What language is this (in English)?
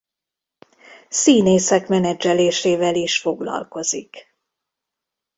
Hungarian